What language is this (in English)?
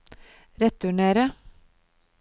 Norwegian